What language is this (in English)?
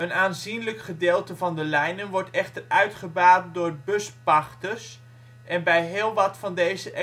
Dutch